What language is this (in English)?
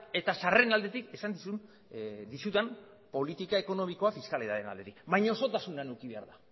Basque